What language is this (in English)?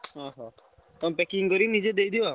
Odia